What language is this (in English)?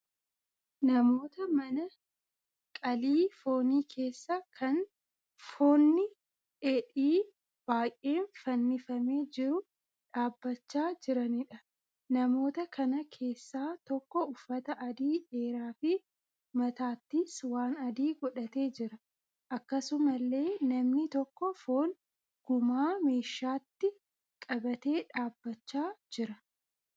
Oromo